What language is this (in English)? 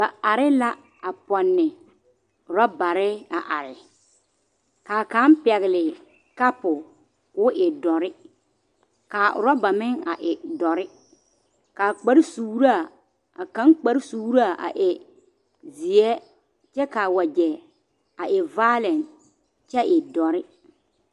Southern Dagaare